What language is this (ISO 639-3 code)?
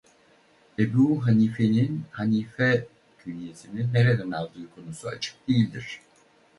tur